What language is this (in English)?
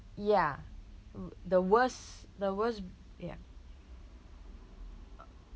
English